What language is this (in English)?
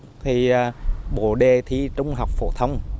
Vietnamese